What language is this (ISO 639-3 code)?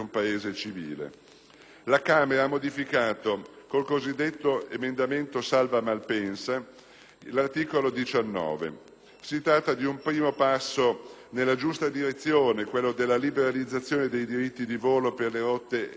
ita